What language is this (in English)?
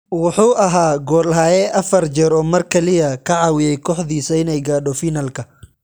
Somali